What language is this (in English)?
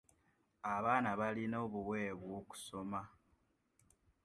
Ganda